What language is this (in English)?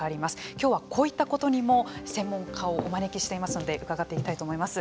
Japanese